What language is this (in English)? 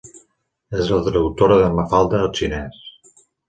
Catalan